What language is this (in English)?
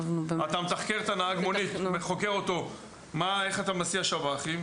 Hebrew